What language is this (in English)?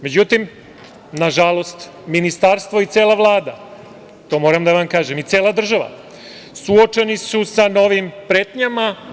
Serbian